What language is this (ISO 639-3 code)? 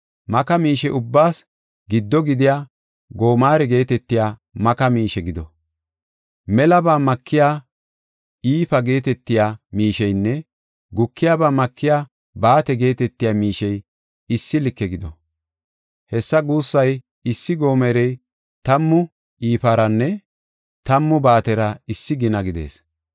gof